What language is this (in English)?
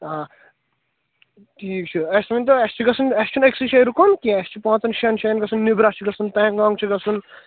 Kashmiri